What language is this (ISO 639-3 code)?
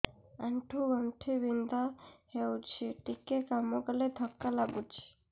ori